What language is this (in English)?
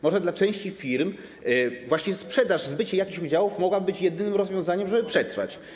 Polish